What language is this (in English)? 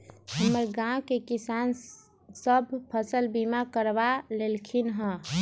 Magahi